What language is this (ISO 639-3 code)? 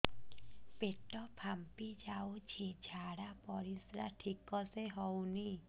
ori